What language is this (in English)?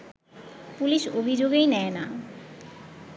Bangla